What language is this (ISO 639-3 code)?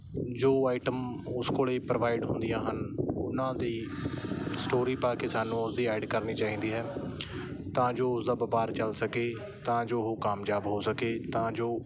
pan